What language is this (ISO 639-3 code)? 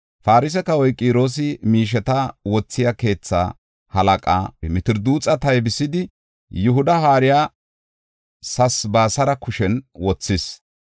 gof